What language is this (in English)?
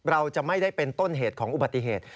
Thai